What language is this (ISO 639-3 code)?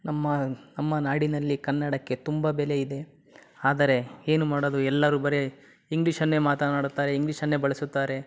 kan